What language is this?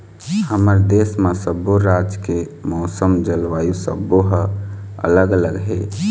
Chhattisgarhi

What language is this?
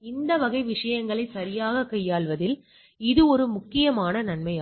Tamil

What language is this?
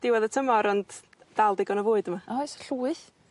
Welsh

